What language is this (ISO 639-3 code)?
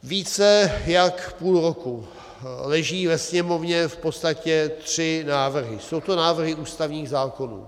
ces